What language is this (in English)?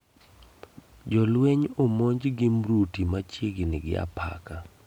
Luo (Kenya and Tanzania)